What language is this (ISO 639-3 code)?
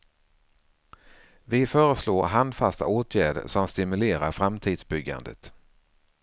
swe